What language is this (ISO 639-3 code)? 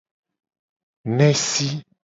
gej